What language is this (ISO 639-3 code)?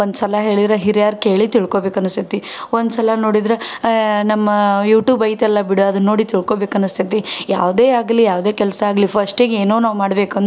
kan